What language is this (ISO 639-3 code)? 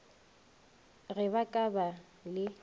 nso